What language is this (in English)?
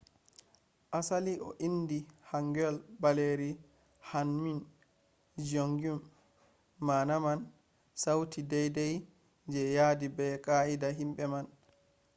Fula